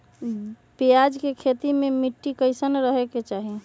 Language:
Magahi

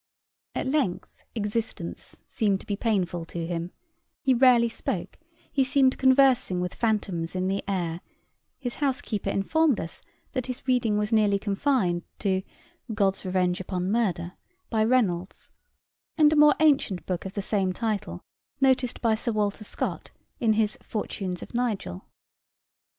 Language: English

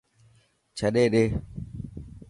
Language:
Dhatki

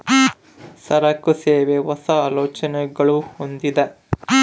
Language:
Kannada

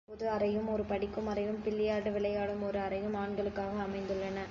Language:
Tamil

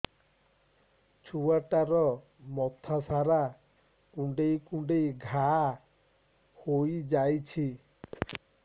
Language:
Odia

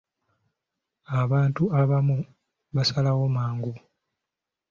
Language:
Ganda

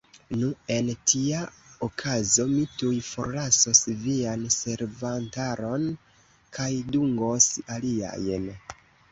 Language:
Esperanto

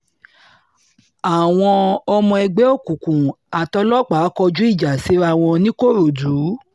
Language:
Yoruba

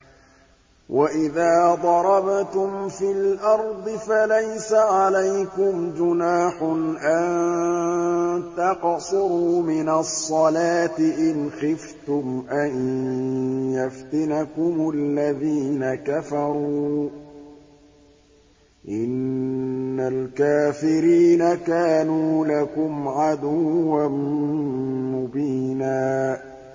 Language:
Arabic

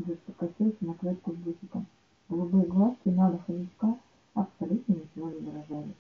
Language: Russian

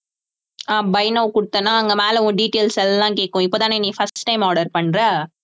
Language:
Tamil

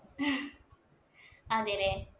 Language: Malayalam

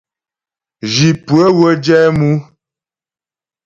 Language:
Ghomala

